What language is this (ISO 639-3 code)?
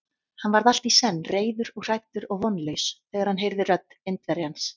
isl